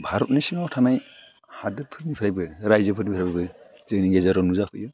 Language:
Bodo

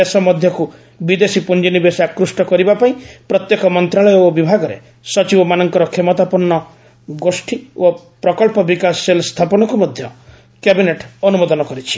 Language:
Odia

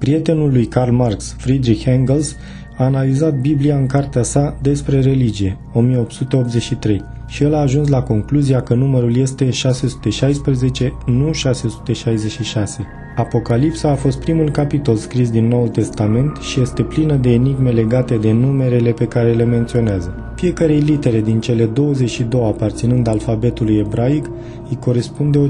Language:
Romanian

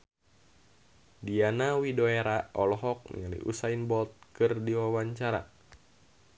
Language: Sundanese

